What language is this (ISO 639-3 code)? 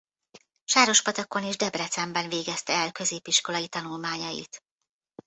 hun